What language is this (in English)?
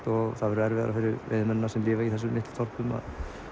Icelandic